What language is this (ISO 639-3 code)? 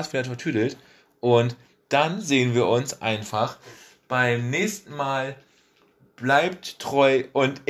deu